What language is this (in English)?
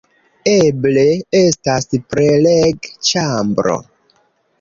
Esperanto